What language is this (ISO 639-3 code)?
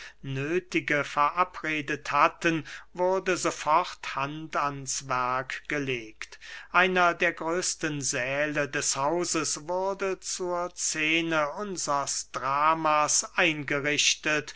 deu